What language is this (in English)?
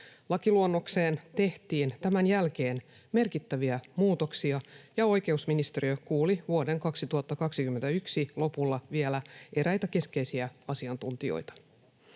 Finnish